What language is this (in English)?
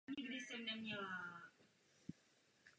Czech